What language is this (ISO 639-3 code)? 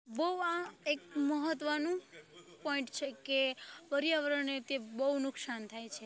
guj